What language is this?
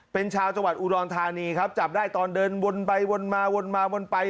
Thai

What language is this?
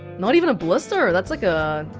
English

